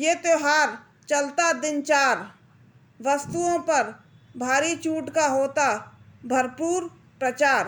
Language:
Hindi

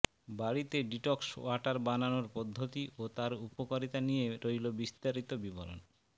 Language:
Bangla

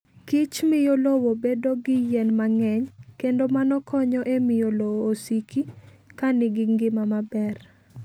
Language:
Luo (Kenya and Tanzania)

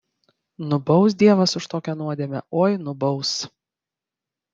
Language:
Lithuanian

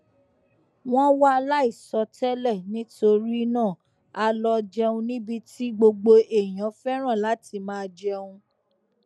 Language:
Yoruba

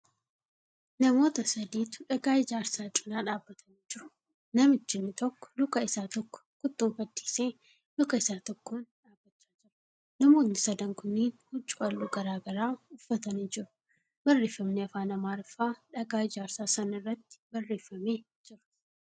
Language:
Oromo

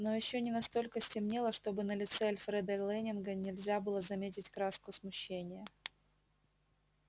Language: Russian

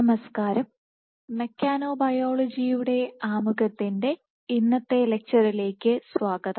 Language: Malayalam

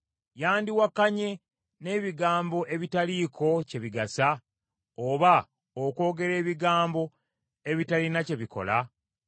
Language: Ganda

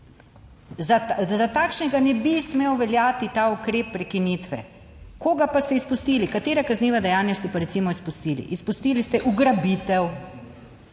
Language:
Slovenian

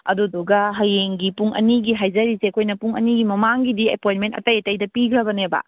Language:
Manipuri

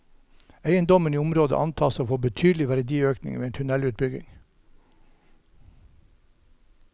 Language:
Norwegian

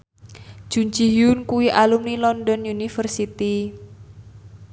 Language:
Javanese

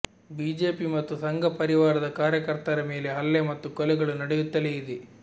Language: Kannada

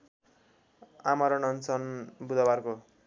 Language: Nepali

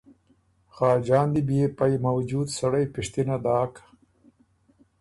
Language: Ormuri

